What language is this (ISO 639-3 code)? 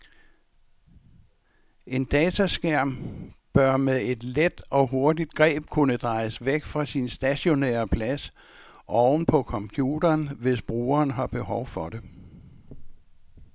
dan